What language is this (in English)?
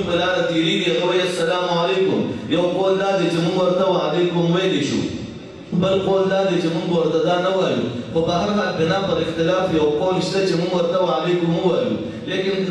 Arabic